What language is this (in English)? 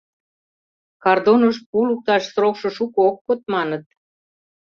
Mari